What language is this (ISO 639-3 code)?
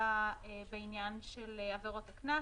heb